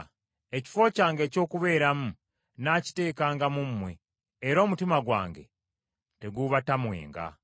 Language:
Ganda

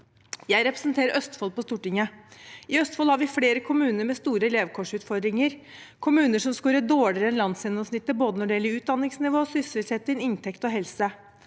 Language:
Norwegian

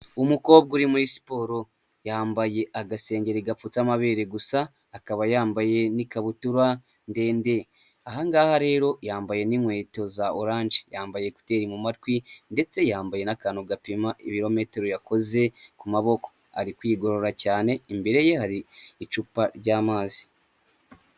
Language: Kinyarwanda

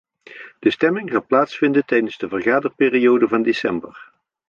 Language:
Dutch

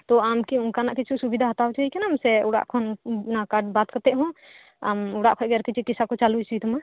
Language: Santali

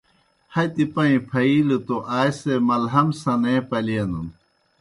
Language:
Kohistani Shina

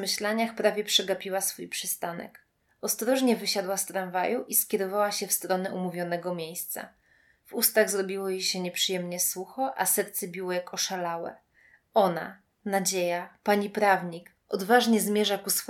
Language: Polish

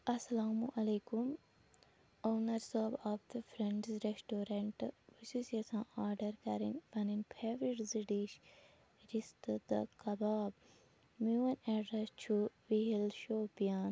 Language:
Kashmiri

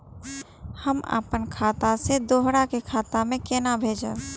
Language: Maithili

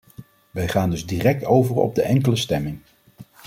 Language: Dutch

